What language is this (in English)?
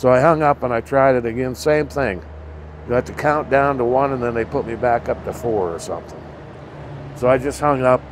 English